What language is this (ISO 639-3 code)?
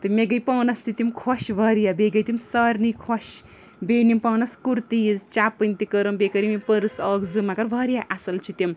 kas